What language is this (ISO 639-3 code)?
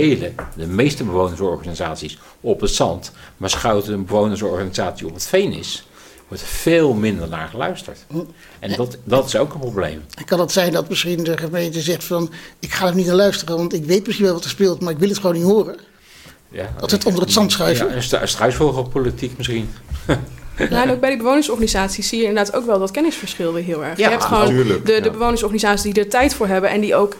nld